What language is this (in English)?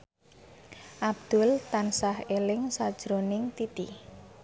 Javanese